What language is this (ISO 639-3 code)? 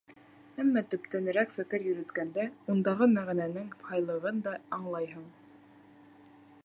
bak